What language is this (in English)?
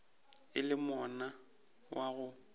Northern Sotho